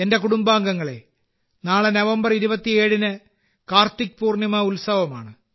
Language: Malayalam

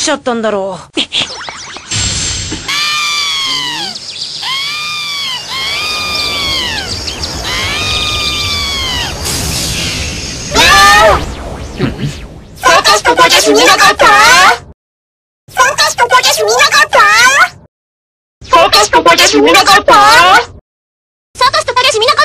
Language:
Japanese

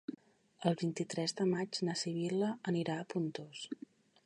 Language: Catalan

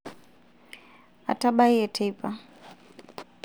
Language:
Masai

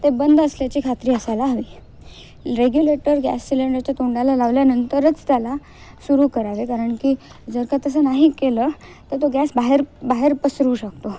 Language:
Marathi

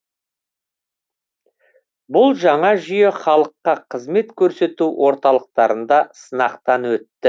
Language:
Kazakh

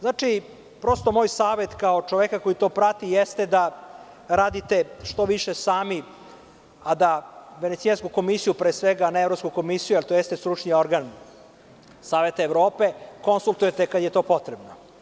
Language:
Serbian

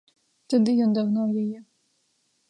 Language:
Belarusian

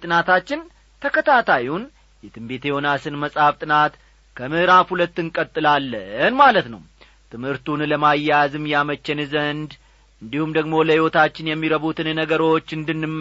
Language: Amharic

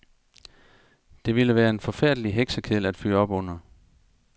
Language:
Danish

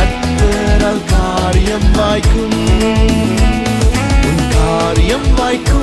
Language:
Tamil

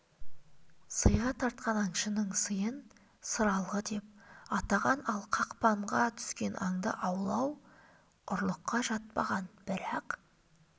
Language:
Kazakh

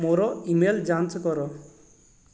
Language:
Odia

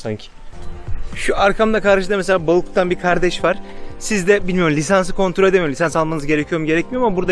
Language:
Turkish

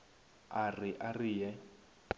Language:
Northern Sotho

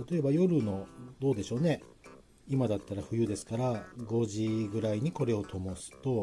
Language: Japanese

